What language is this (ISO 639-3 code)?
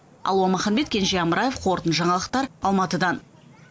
kaz